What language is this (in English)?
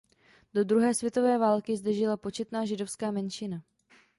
Czech